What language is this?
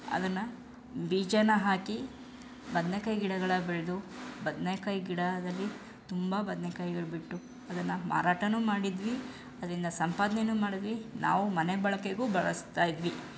Kannada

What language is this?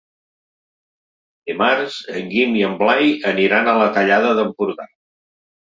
Catalan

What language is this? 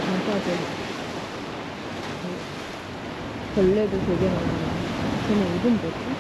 Korean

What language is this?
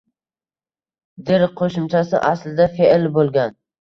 Uzbek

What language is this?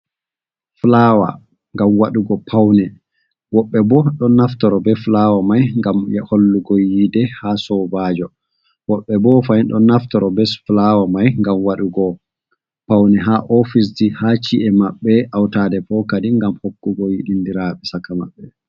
Fula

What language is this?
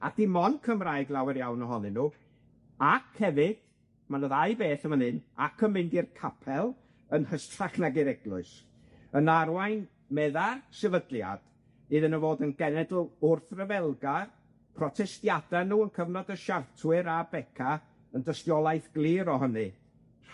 Welsh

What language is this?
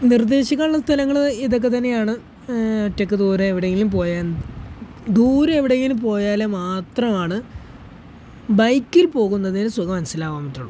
Malayalam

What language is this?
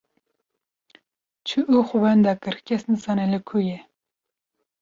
Kurdish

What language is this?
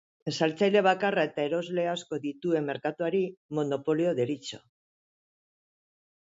Basque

